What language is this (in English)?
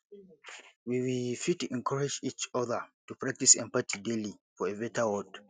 Nigerian Pidgin